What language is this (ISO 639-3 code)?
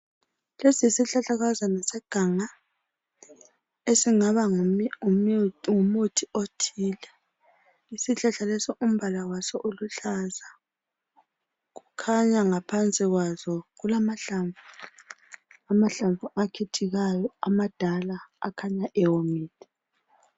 nde